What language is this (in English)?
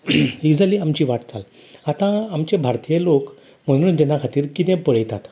Konkani